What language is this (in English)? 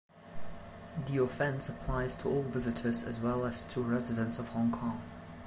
English